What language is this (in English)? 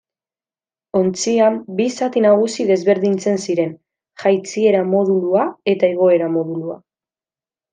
Basque